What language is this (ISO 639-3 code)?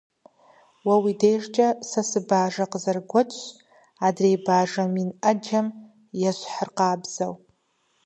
kbd